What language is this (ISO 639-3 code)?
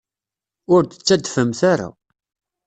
kab